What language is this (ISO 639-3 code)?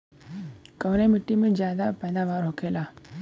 bho